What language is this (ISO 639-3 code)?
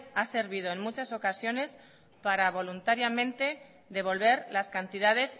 spa